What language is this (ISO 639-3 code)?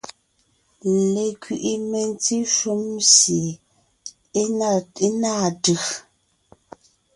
nnh